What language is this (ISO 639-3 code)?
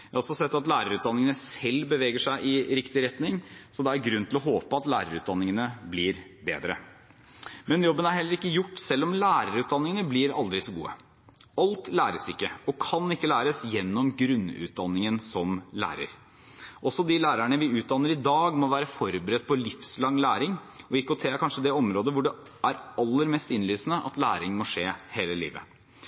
nob